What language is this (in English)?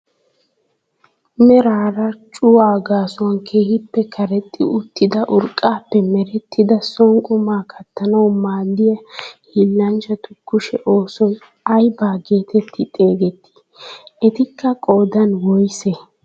Wolaytta